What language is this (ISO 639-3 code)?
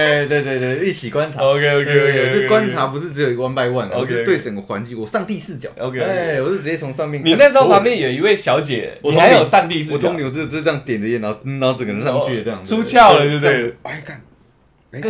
zho